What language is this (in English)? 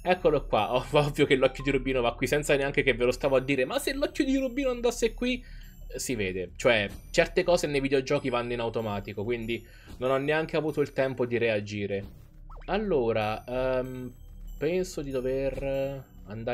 Italian